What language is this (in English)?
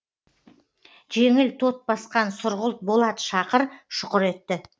Kazakh